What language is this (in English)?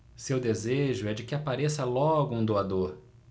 Portuguese